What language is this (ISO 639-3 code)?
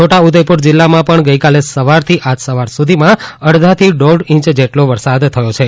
guj